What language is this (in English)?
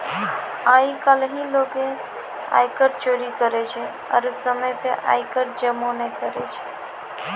Maithili